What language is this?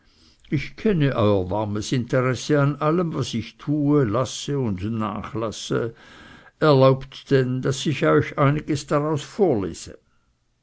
German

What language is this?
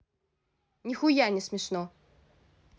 Russian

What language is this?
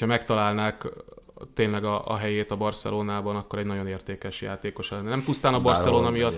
Hungarian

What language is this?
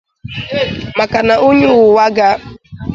Igbo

